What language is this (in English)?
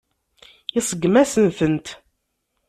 Kabyle